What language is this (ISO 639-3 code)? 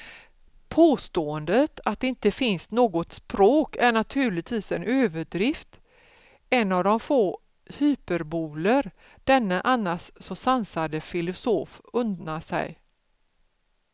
swe